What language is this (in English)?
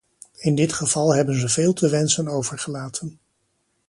Dutch